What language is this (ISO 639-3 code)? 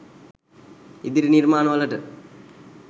sin